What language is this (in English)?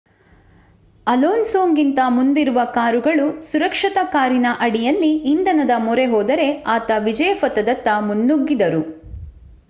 Kannada